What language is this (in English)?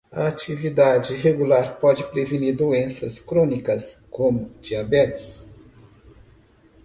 Portuguese